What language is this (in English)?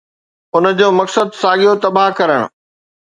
Sindhi